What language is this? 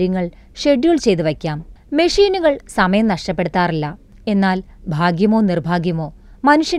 Malayalam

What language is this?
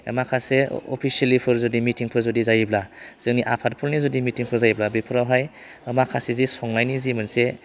Bodo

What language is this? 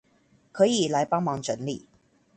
Chinese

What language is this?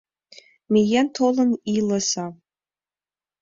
Mari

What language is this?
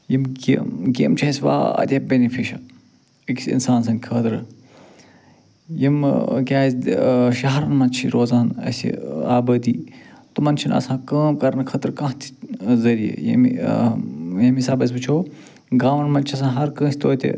Kashmiri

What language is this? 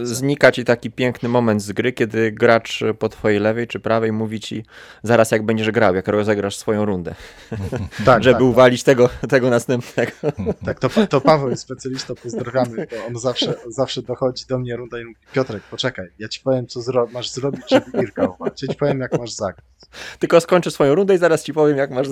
Polish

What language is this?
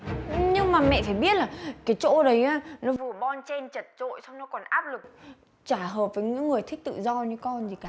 Vietnamese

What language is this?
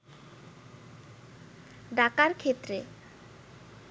Bangla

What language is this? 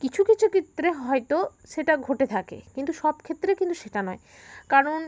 Bangla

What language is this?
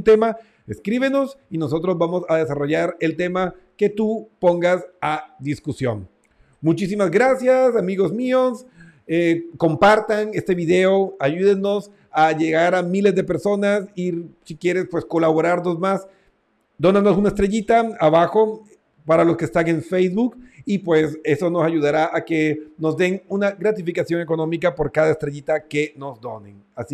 Spanish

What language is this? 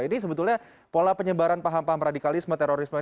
Indonesian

